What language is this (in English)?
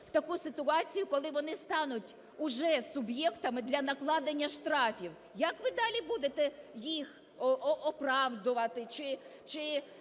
Ukrainian